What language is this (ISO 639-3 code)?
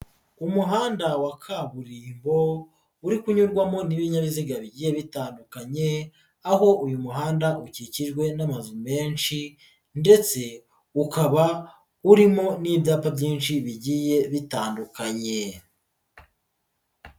kin